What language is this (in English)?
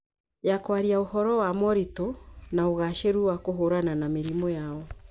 Kikuyu